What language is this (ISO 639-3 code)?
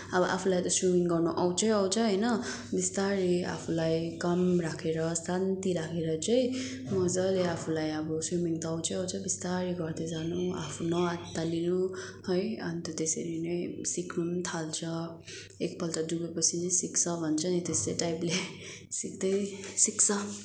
nep